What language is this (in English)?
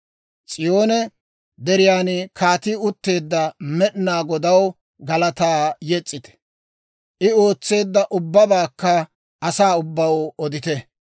Dawro